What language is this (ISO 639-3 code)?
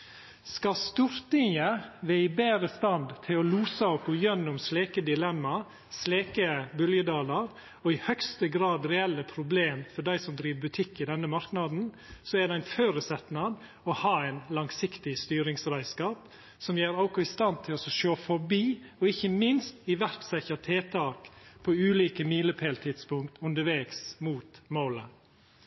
nno